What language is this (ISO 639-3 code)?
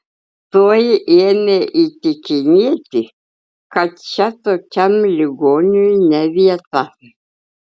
lit